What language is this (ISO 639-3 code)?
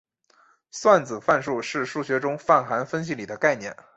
zho